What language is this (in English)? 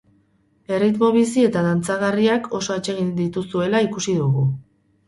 Basque